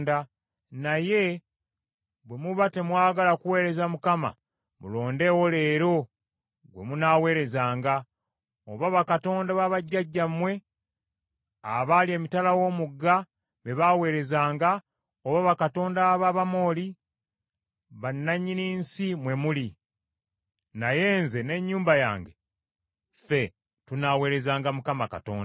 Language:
Ganda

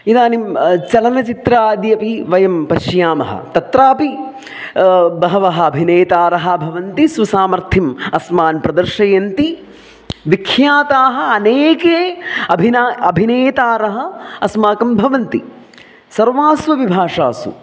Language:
Sanskrit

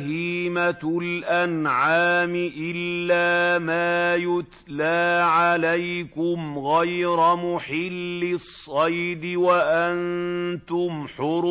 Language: Arabic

